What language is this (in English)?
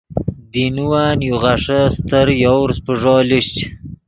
Yidgha